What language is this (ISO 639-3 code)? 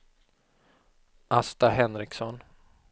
swe